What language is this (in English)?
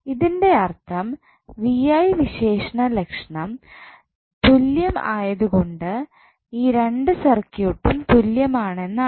Malayalam